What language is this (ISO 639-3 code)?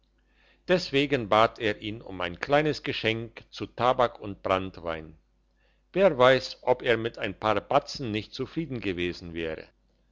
deu